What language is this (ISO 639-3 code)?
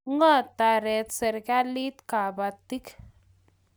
kln